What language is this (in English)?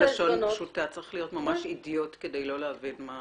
Hebrew